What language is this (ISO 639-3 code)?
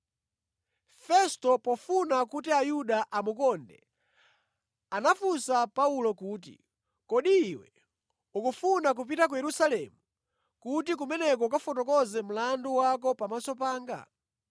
nya